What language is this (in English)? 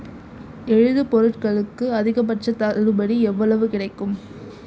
Tamil